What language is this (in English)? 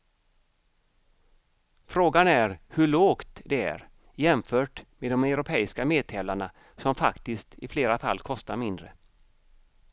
Swedish